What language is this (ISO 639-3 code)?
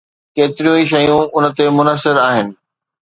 snd